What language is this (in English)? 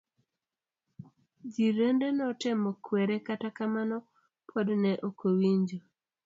Luo (Kenya and Tanzania)